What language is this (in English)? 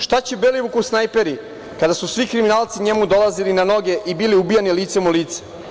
Serbian